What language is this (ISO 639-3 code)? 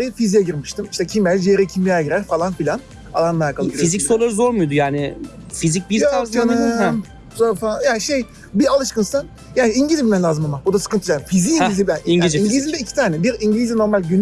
tur